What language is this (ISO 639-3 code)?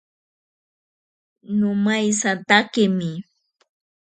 prq